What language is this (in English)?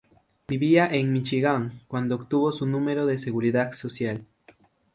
Spanish